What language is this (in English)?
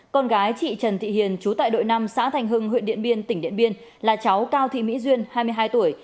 Vietnamese